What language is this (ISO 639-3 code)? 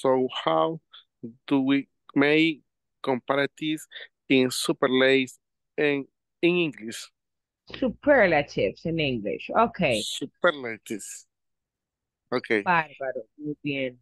spa